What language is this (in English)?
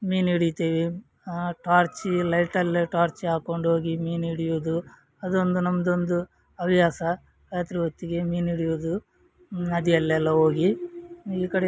Kannada